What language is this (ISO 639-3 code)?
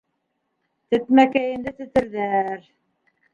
bak